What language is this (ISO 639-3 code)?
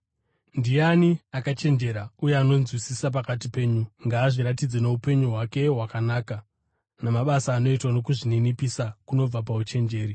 sna